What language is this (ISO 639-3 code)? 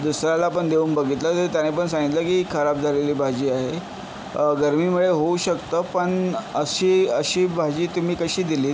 mar